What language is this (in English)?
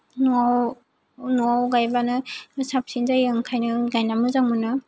Bodo